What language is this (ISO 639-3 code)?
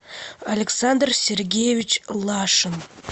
rus